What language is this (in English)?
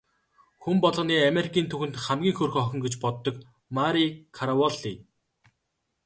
Mongolian